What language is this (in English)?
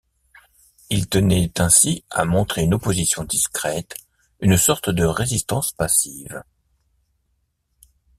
French